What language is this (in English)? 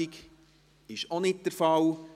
Swiss German